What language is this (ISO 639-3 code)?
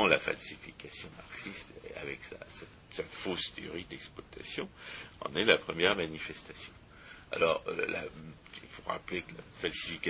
fra